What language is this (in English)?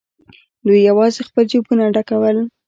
Pashto